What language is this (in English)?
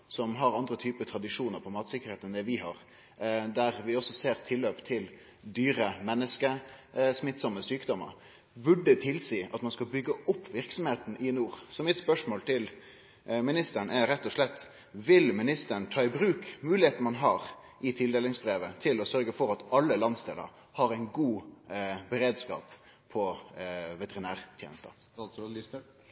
Norwegian